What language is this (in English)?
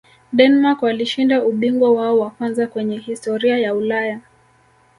Swahili